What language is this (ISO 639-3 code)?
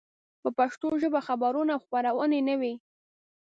pus